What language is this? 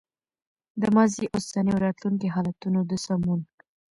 Pashto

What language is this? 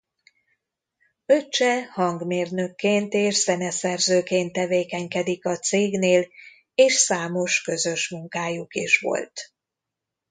Hungarian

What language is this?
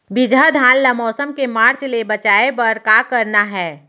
Chhattisgarhi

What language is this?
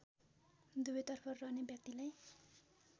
Nepali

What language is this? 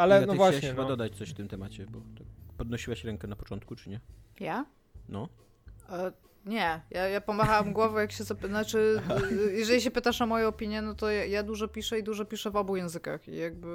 Polish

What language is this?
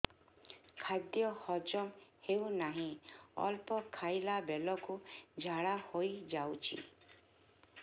Odia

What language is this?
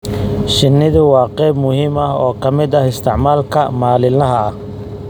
Somali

